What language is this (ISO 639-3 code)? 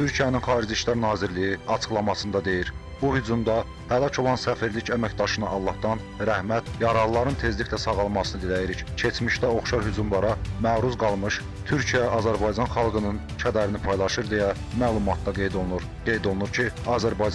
tur